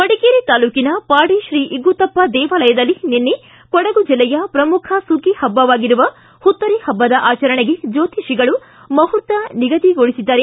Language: Kannada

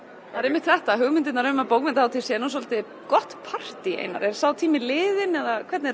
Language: Icelandic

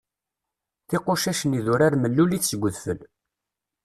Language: Kabyle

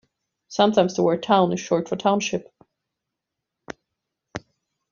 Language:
English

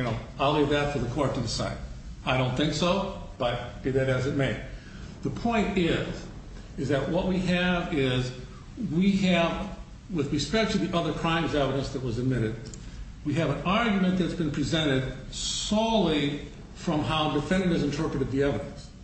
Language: English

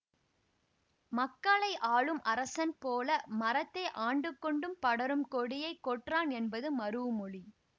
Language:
Tamil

